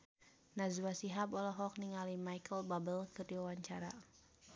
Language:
Sundanese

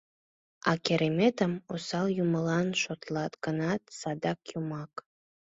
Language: Mari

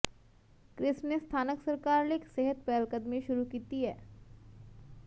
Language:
Punjabi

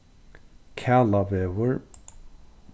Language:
Faroese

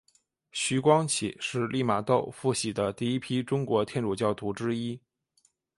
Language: Chinese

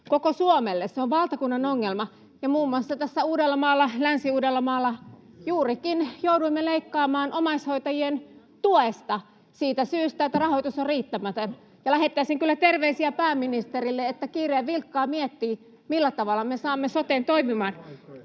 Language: Finnish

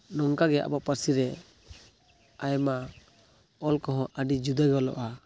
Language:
Santali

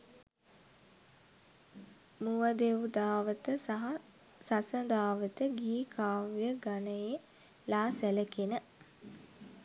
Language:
Sinhala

